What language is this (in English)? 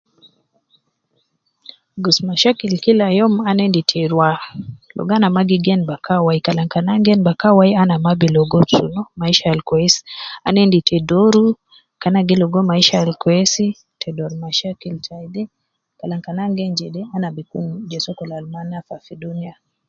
Nubi